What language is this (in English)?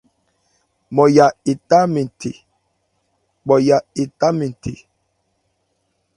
Ebrié